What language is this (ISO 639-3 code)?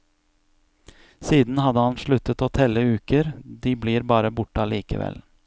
nor